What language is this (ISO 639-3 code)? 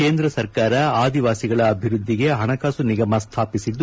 kan